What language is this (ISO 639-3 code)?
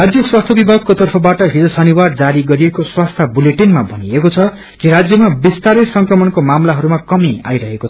nep